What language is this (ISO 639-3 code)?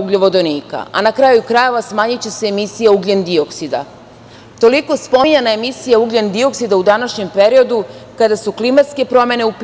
srp